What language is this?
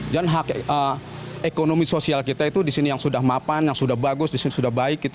Indonesian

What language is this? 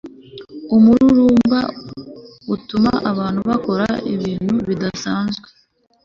Kinyarwanda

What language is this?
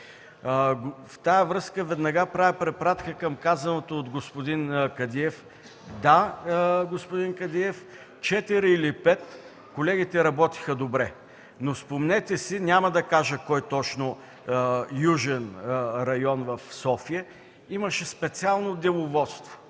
Bulgarian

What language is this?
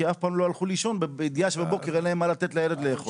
Hebrew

